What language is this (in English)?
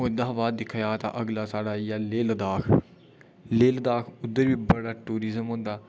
Dogri